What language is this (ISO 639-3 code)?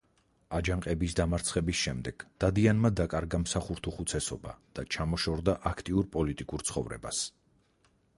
kat